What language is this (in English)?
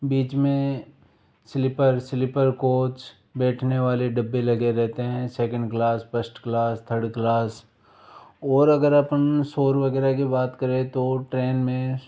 Hindi